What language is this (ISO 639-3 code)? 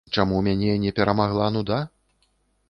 bel